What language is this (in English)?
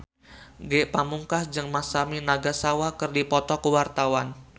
Sundanese